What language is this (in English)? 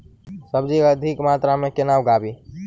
Maithili